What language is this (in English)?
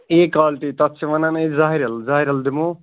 Kashmiri